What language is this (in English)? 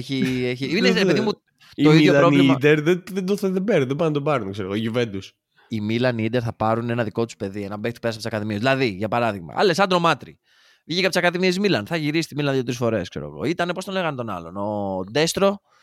Greek